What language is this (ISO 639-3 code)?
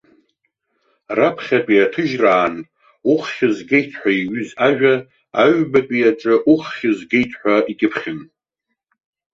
abk